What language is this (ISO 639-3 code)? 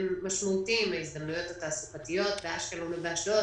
heb